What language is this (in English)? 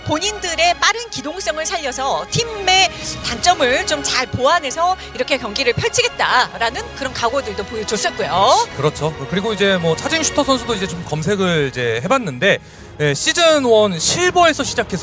Korean